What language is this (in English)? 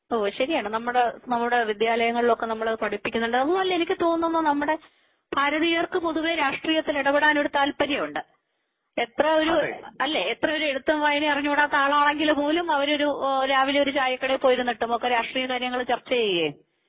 Malayalam